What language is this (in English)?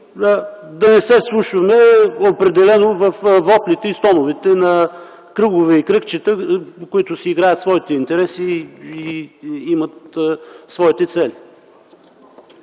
Bulgarian